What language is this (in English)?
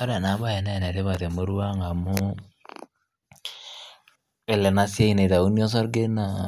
Masai